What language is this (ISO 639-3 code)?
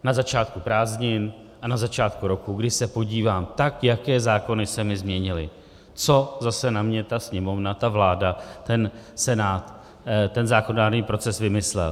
ces